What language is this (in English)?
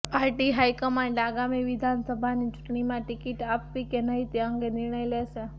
Gujarati